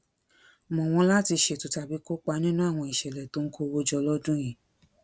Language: Yoruba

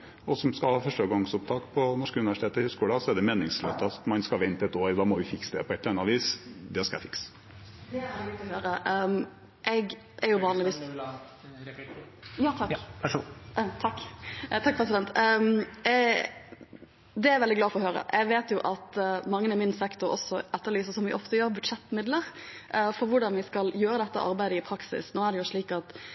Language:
Norwegian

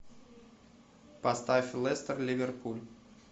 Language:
Russian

